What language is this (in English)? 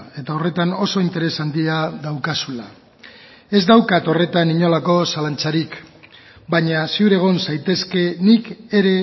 Basque